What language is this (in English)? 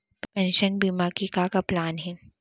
Chhattisgarhi